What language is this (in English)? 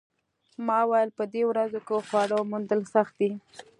Pashto